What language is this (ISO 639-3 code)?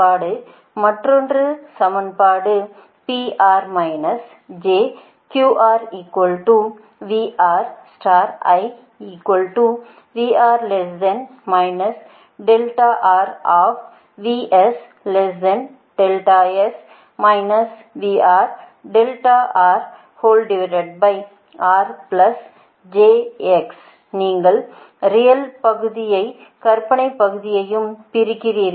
tam